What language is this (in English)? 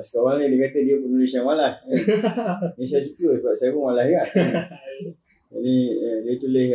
Malay